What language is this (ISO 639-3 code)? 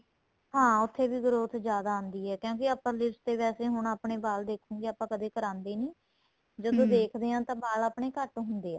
pan